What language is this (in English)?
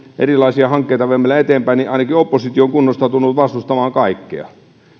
Finnish